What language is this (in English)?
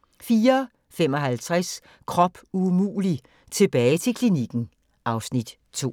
Danish